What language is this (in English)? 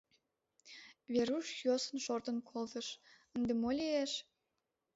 Mari